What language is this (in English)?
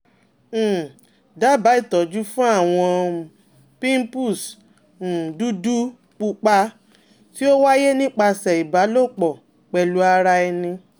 Yoruba